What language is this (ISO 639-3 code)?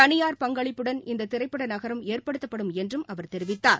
tam